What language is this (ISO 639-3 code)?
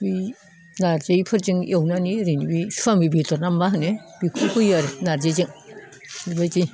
brx